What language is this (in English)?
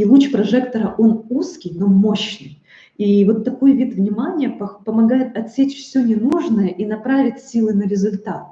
Russian